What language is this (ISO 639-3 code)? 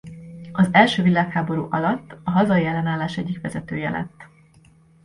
hun